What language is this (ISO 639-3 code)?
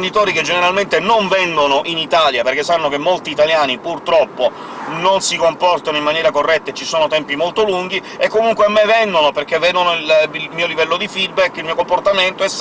ita